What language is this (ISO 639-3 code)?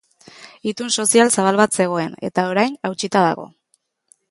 eus